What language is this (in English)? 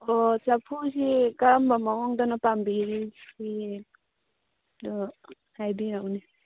Manipuri